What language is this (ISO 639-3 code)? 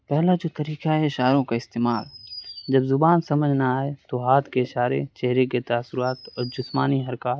urd